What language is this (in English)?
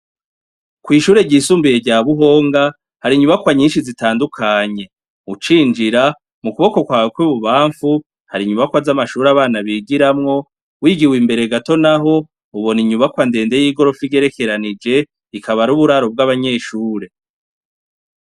Rundi